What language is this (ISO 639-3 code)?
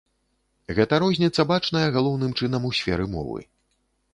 bel